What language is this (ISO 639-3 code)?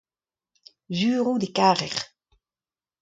bre